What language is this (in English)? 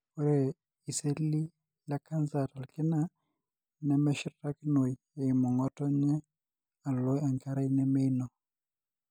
Masai